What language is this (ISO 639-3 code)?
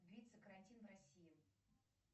rus